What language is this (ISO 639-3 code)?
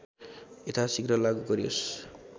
nep